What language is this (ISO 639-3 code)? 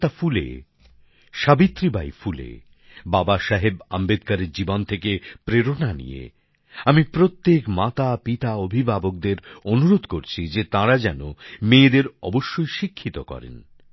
ben